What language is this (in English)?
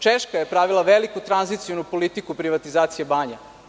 Serbian